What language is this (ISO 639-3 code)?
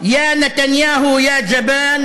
heb